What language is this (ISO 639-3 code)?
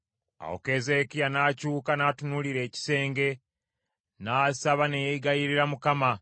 lug